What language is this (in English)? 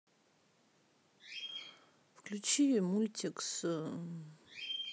Russian